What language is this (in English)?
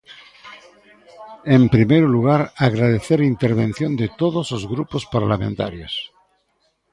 Galician